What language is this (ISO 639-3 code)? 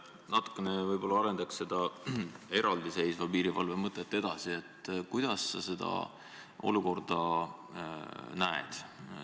est